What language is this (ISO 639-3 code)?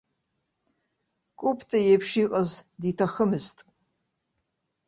abk